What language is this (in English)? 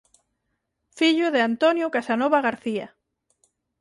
Galician